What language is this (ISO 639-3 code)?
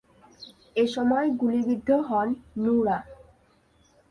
ben